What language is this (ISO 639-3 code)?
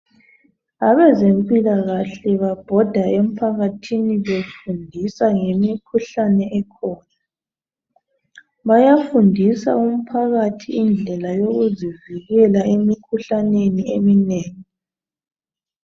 nde